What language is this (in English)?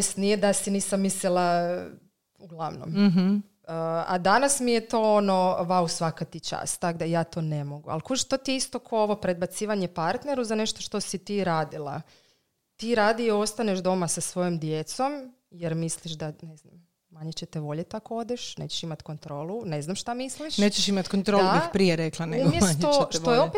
Croatian